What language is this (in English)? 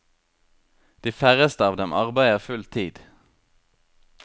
Norwegian